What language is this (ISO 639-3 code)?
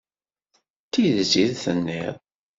kab